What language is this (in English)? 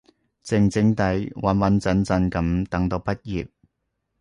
Cantonese